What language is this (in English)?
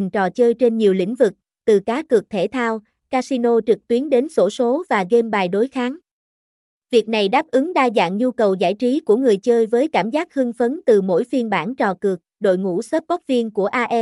Vietnamese